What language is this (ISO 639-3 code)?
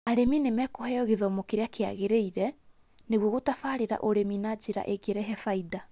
kik